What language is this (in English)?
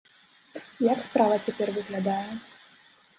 Belarusian